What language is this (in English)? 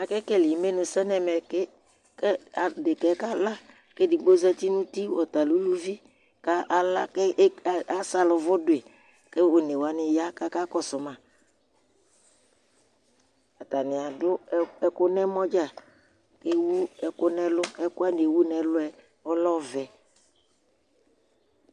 Ikposo